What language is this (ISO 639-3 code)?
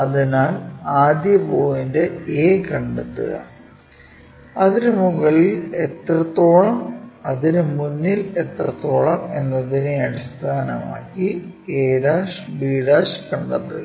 mal